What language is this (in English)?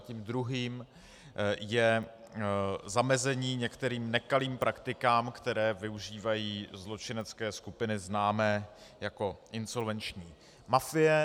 Czech